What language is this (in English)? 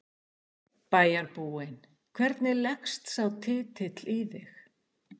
Icelandic